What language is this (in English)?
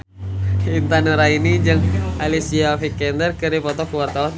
Sundanese